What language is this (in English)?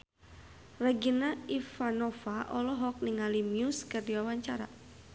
Sundanese